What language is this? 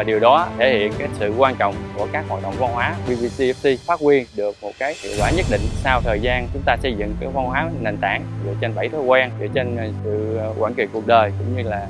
Vietnamese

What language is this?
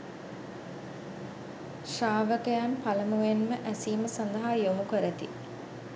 Sinhala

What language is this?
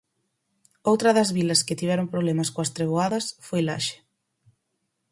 Galician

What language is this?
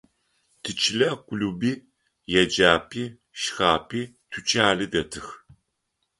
Adyghe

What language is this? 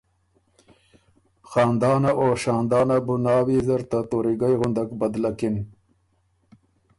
Ormuri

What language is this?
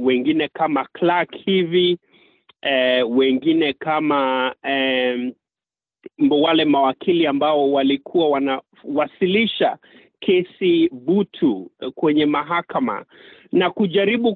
Swahili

